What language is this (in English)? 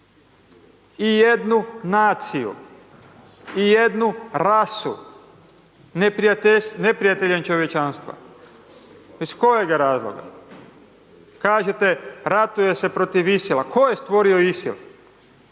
Croatian